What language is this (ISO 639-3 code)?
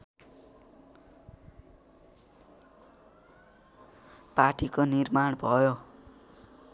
nep